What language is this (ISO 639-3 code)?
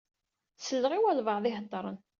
kab